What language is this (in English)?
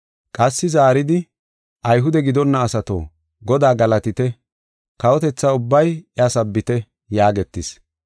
Gofa